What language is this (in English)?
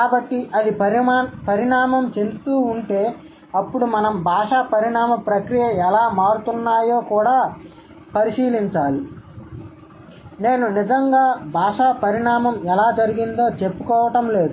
Telugu